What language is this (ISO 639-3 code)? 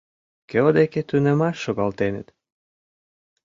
chm